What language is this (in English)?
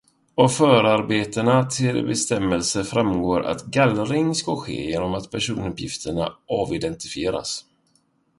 Swedish